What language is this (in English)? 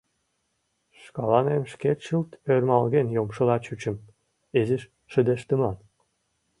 Mari